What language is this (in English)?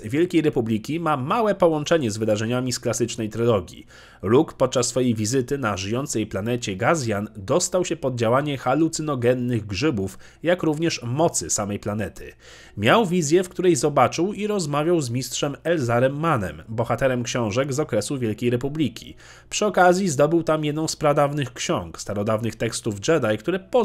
Polish